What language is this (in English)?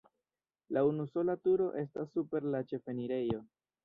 Esperanto